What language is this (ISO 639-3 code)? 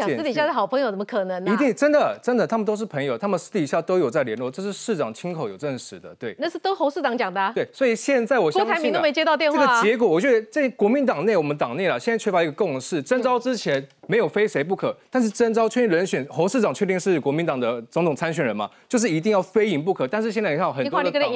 zho